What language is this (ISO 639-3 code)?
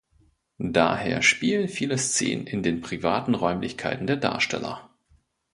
deu